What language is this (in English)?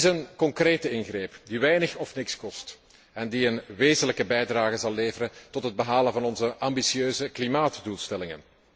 Dutch